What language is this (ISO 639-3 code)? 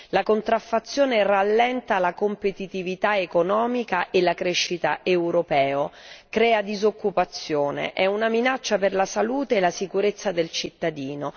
ita